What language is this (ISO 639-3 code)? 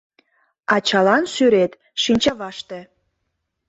chm